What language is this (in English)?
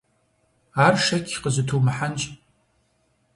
Kabardian